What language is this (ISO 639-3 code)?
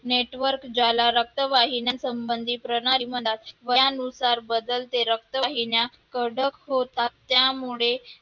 mar